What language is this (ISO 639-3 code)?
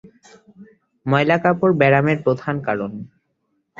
ben